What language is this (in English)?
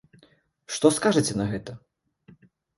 Belarusian